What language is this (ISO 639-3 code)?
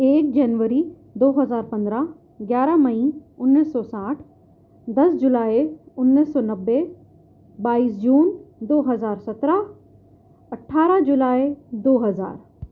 urd